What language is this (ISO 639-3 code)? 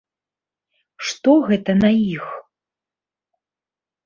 bel